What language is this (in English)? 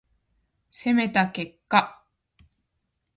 Japanese